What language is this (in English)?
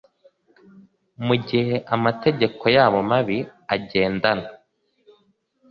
Kinyarwanda